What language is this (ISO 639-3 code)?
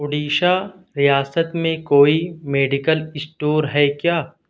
urd